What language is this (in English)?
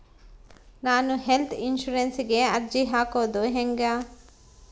Kannada